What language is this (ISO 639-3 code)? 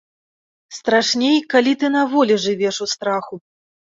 bel